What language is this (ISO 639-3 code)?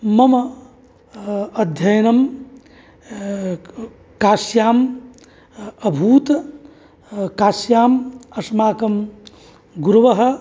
san